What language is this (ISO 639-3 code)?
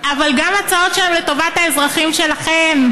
heb